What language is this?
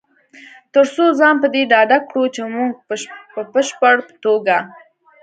Pashto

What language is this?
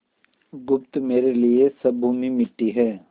Hindi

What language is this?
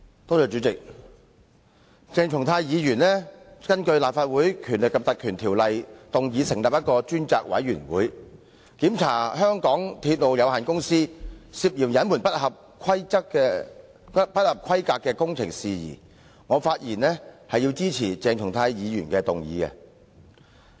Cantonese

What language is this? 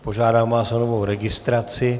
Czech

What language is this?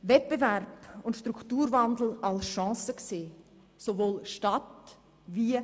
Swiss German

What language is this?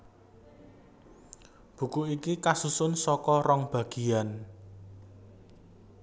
Javanese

